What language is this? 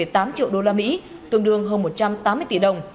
Vietnamese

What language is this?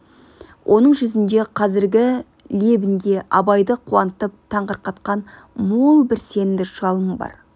Kazakh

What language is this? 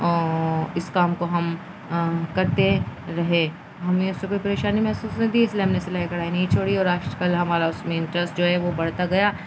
Urdu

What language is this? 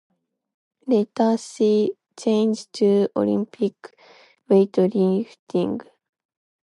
English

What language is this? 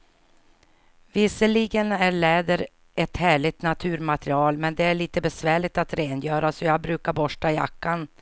Swedish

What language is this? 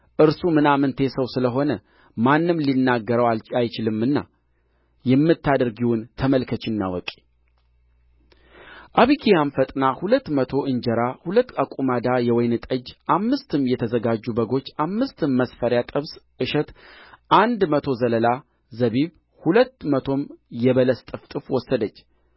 Amharic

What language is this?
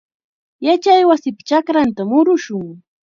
Chiquián Ancash Quechua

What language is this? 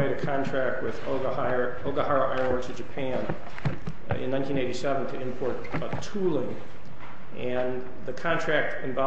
English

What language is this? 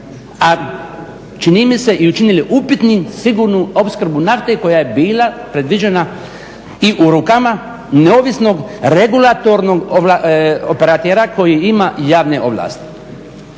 Croatian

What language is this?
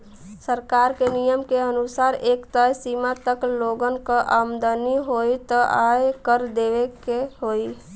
Bhojpuri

